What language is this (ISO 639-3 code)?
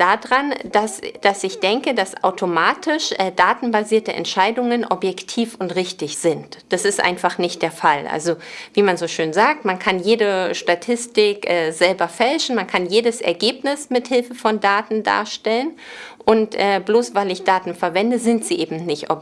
deu